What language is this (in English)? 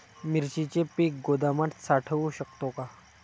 Marathi